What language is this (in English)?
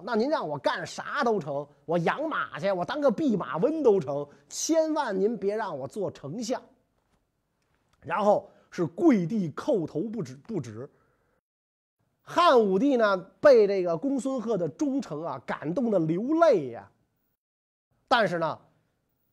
Chinese